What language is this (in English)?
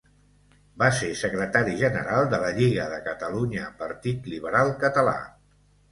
Catalan